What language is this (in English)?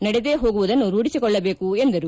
Kannada